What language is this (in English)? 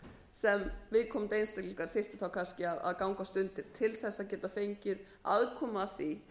Icelandic